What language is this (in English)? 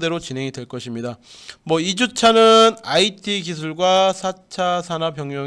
Korean